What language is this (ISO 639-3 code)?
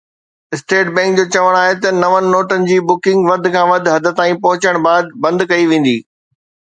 snd